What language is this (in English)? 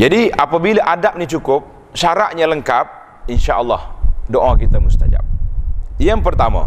Malay